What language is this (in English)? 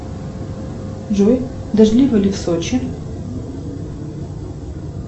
Russian